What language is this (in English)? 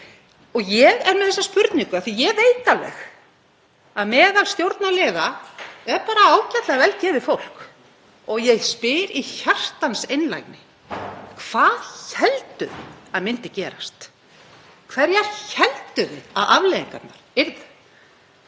Icelandic